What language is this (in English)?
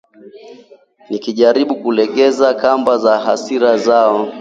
Swahili